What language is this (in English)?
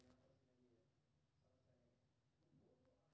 Maithili